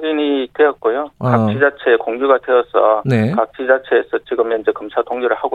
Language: Korean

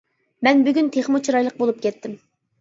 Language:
Uyghur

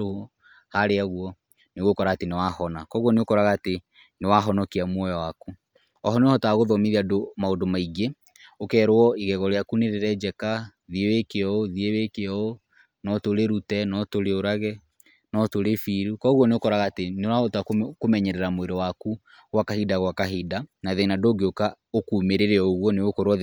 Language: Kikuyu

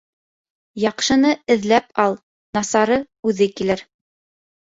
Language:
Bashkir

